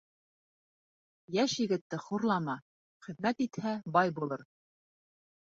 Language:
Bashkir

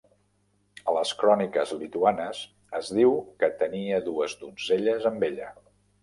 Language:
Catalan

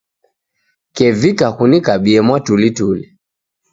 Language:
Taita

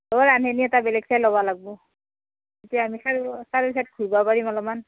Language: Assamese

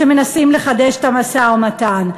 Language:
Hebrew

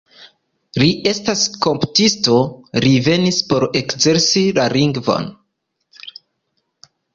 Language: Esperanto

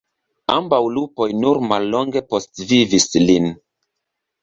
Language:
Esperanto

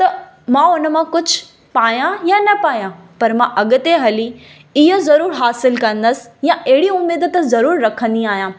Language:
Sindhi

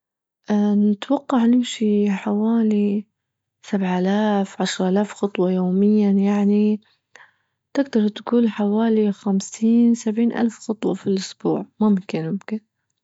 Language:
Libyan Arabic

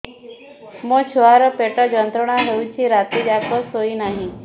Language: Odia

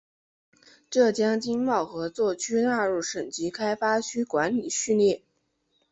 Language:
Chinese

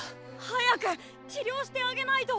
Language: Japanese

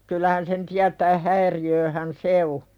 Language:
Finnish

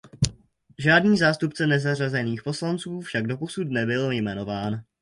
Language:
Czech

